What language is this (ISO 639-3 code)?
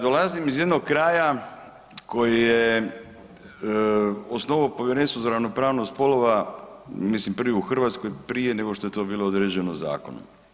hrv